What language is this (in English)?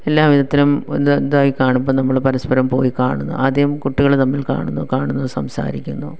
Malayalam